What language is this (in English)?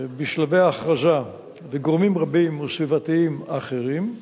Hebrew